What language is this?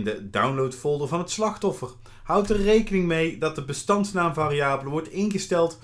Dutch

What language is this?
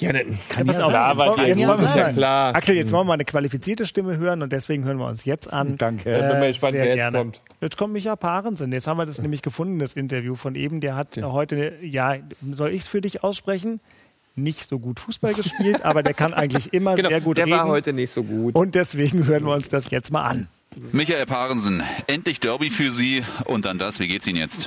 German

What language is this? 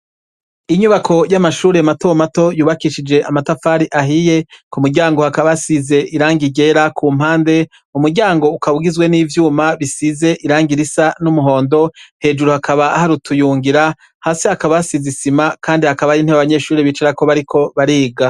Rundi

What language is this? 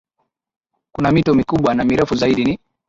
Swahili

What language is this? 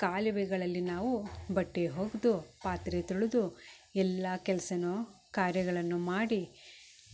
Kannada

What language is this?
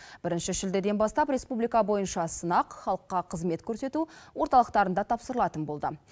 Kazakh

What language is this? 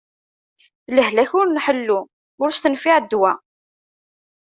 Kabyle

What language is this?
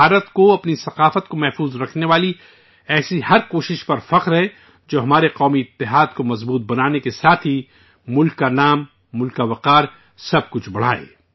Urdu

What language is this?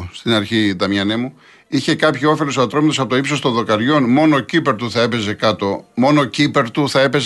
Greek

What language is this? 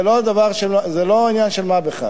Hebrew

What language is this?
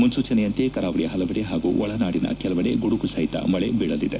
Kannada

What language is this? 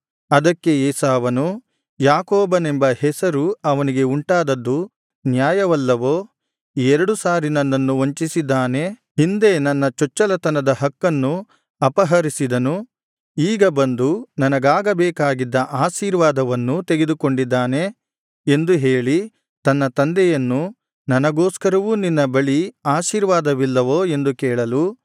Kannada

